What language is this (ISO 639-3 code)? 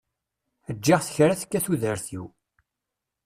kab